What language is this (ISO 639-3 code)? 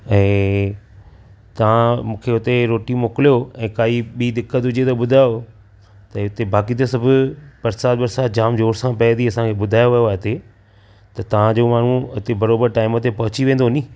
snd